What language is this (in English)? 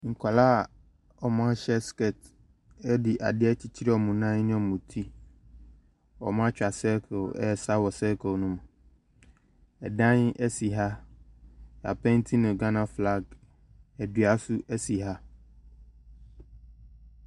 Akan